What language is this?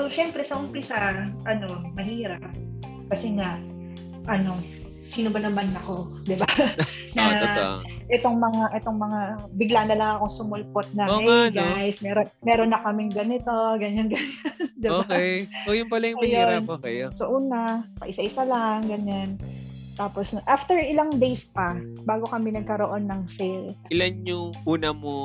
Filipino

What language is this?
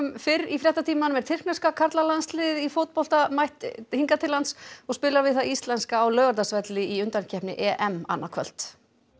Icelandic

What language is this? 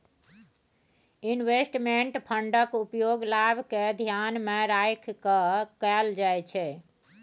Maithili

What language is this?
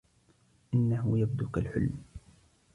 Arabic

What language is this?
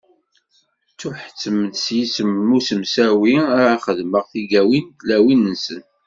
Kabyle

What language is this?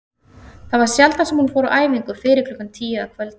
Icelandic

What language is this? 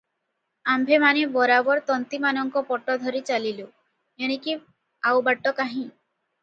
Odia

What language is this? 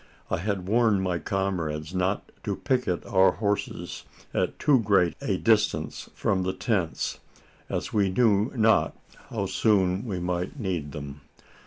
English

